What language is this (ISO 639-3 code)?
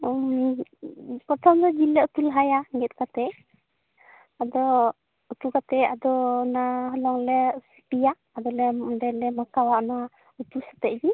sat